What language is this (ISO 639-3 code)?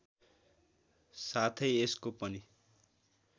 nep